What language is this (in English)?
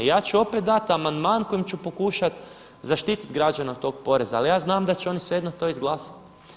Croatian